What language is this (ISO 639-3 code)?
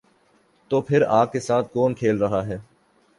urd